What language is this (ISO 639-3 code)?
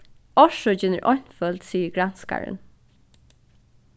fao